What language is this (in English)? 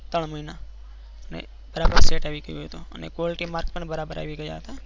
Gujarati